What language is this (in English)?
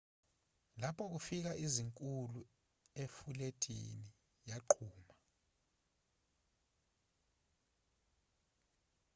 Zulu